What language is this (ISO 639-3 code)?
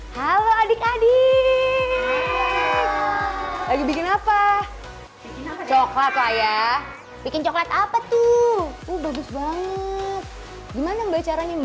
ind